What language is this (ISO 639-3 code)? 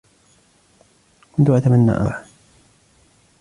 ara